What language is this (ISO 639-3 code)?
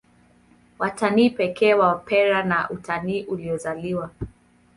swa